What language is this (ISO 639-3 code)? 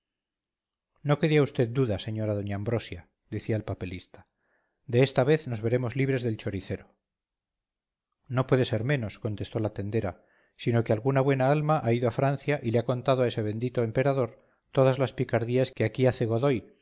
spa